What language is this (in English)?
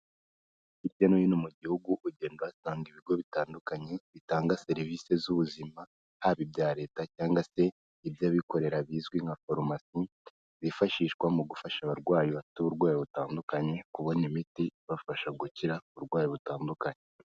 Kinyarwanda